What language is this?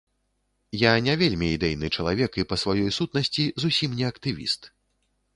Belarusian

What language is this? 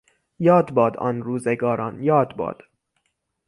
Persian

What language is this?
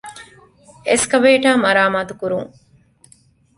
Divehi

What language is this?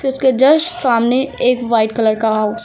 Hindi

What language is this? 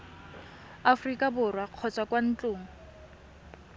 Tswana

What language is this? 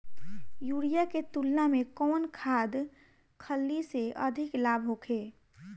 Bhojpuri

